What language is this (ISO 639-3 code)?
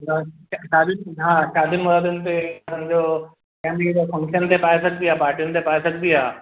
snd